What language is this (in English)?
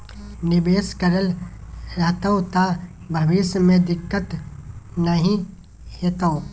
Maithili